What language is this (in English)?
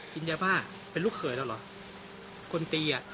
Thai